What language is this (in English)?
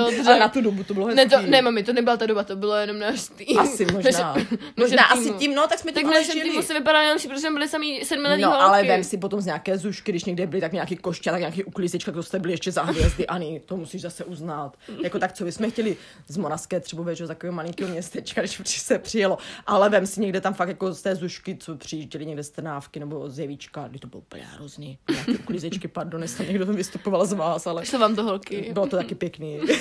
Czech